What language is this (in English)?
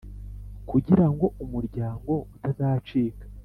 Kinyarwanda